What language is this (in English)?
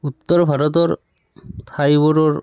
Assamese